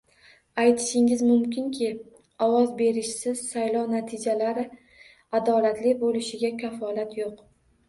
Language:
Uzbek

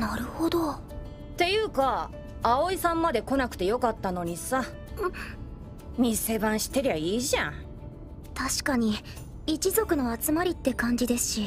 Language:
Japanese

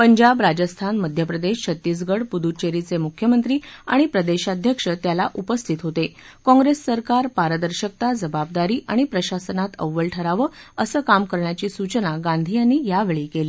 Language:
Marathi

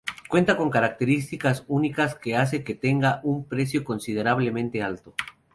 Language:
Spanish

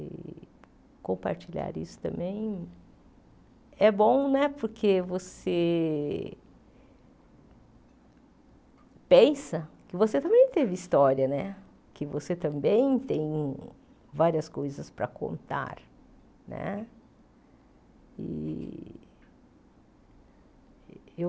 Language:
Portuguese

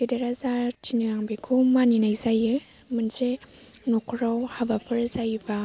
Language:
Bodo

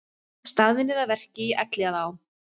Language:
Icelandic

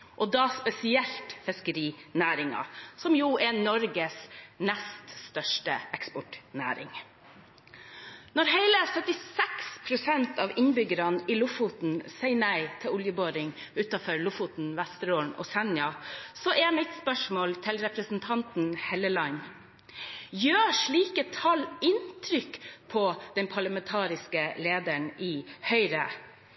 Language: Norwegian Bokmål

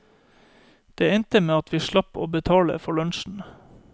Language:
Norwegian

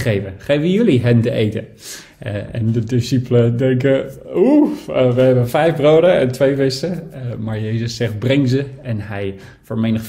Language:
Dutch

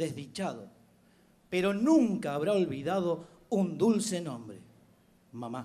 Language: Spanish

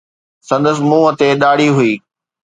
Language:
Sindhi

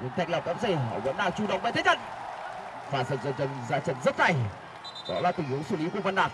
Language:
Vietnamese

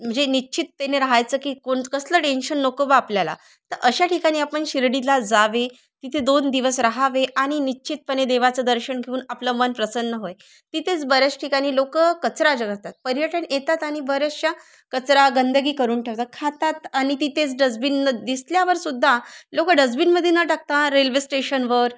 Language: Marathi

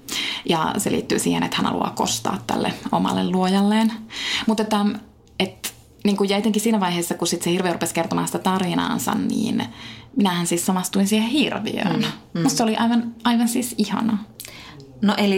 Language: Finnish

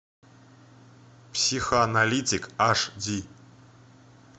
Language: Russian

